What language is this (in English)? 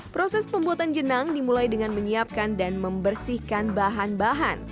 Indonesian